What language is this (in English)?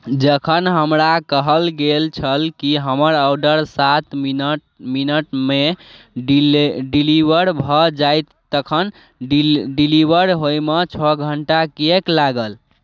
Maithili